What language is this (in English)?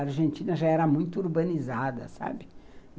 Portuguese